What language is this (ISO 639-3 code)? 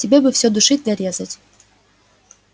rus